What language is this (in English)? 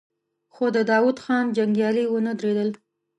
Pashto